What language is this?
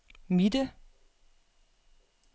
Danish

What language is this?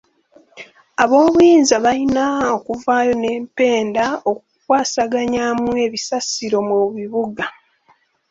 Ganda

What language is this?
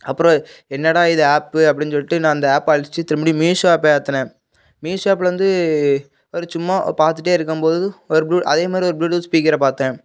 Tamil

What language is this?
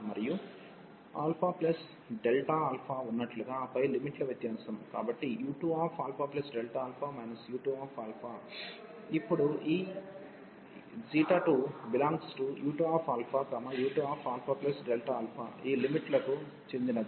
Telugu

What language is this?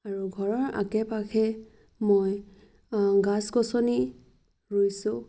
Assamese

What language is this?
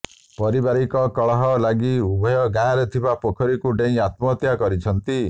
Odia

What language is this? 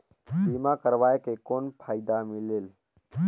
Chhattisgarhi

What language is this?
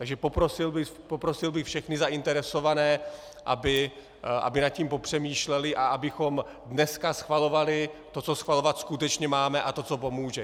Czech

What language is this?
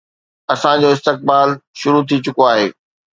Sindhi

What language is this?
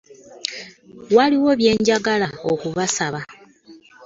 Ganda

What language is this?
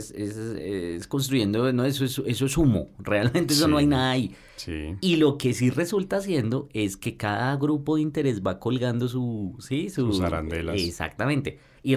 Spanish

